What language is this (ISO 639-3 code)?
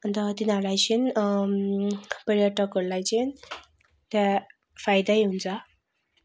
nep